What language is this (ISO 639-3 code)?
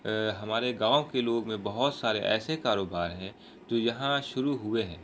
urd